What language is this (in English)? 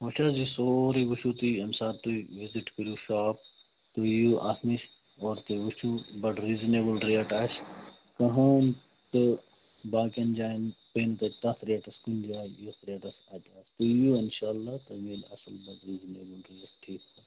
Kashmiri